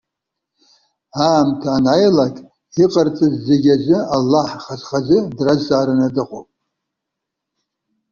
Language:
Abkhazian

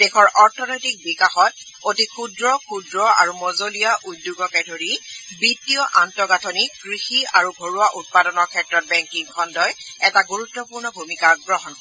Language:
Assamese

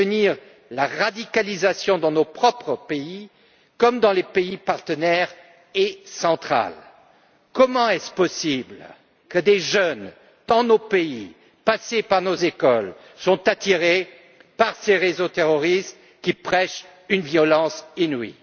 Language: French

